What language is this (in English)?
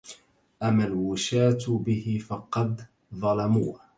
Arabic